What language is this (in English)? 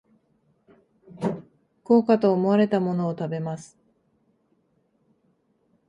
Japanese